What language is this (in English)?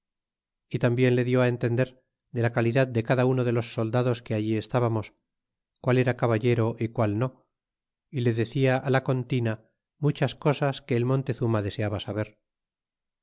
Spanish